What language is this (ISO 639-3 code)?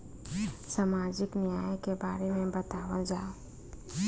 bho